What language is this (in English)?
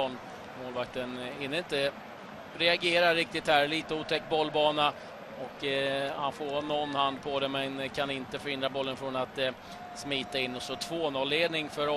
Swedish